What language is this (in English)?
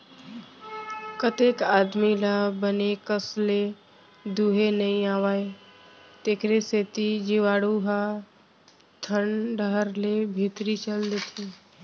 Chhattisgarhi